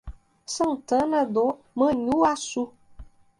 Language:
Portuguese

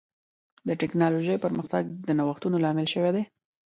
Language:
Pashto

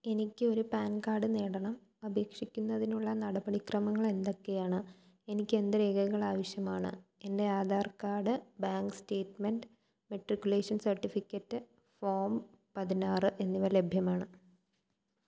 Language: Malayalam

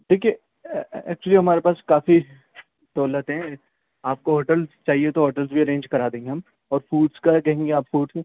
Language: Urdu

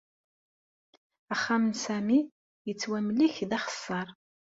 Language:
Kabyle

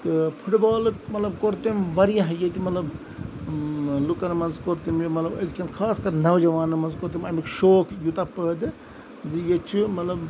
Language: Kashmiri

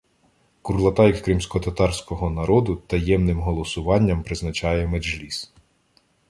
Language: Ukrainian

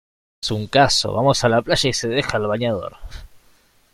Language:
Spanish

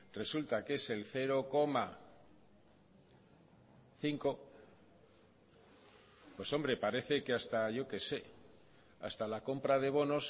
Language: Spanish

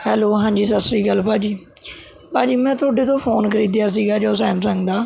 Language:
Punjabi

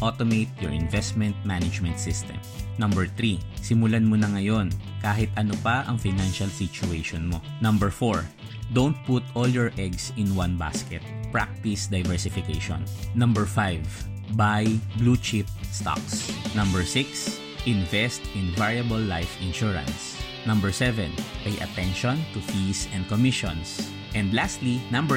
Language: Filipino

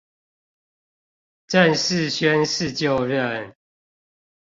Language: Chinese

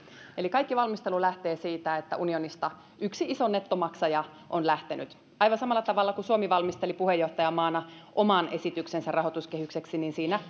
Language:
Finnish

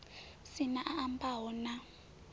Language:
Venda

